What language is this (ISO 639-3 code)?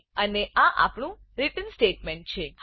guj